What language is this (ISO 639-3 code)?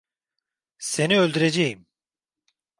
tur